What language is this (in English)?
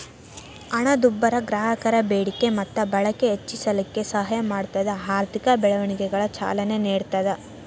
Kannada